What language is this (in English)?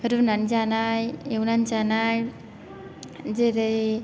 Bodo